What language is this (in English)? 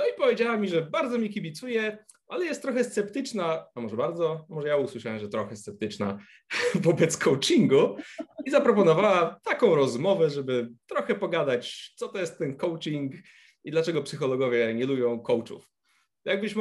Polish